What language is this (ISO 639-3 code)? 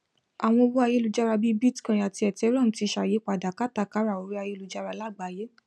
yor